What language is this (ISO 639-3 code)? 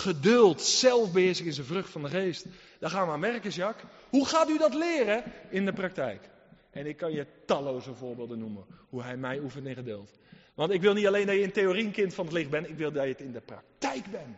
nld